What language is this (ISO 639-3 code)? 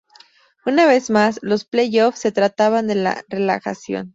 spa